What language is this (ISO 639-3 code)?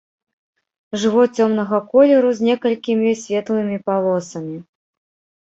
bel